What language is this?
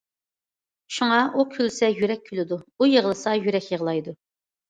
Uyghur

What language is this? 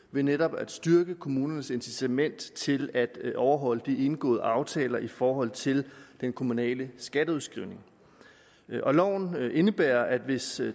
Danish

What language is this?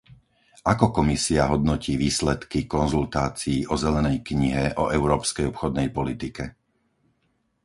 Slovak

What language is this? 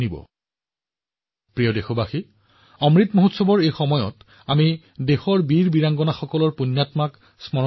Assamese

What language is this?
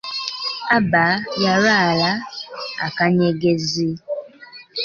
Ganda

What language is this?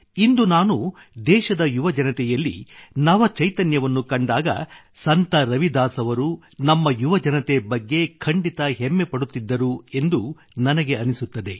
Kannada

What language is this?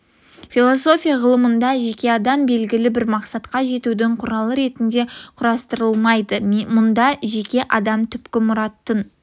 Kazakh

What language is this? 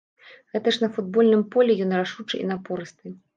Belarusian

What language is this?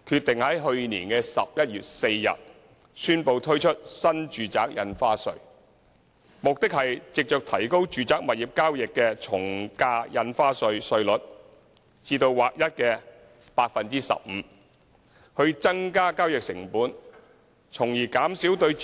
Cantonese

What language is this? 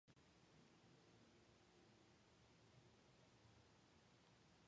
English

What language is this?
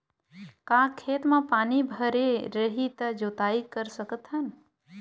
Chhattisgarhi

